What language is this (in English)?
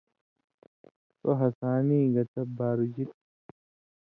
Indus Kohistani